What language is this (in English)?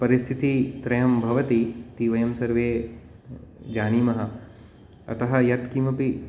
Sanskrit